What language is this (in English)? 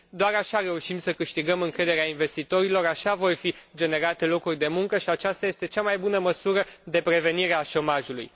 Romanian